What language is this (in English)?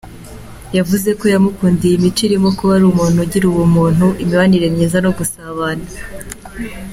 Kinyarwanda